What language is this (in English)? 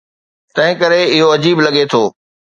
Sindhi